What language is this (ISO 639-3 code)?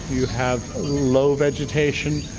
eng